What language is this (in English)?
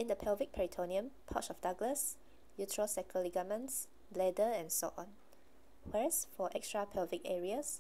English